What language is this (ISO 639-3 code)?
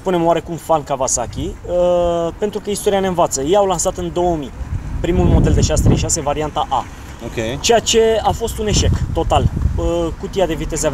ron